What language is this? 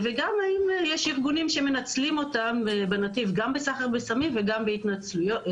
Hebrew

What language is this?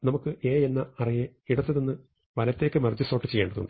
Malayalam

